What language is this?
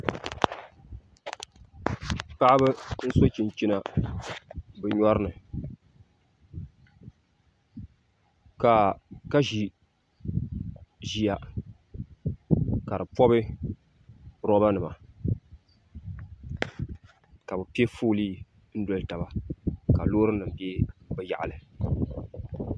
Dagbani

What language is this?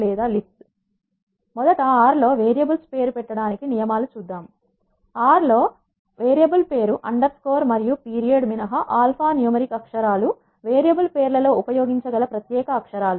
Telugu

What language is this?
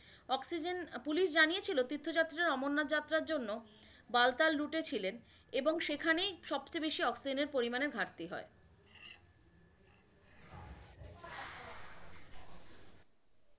Bangla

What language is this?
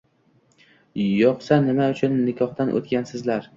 Uzbek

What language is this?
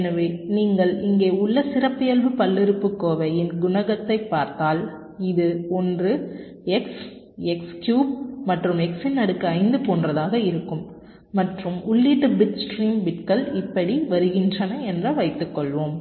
Tamil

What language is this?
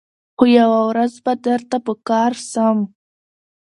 Pashto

